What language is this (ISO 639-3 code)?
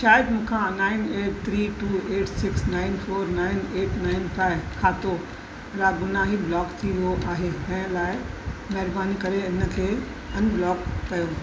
snd